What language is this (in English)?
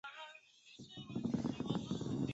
Chinese